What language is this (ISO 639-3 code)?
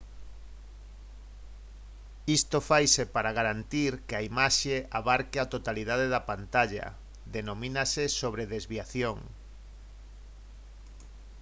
glg